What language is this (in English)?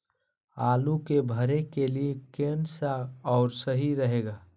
Magahi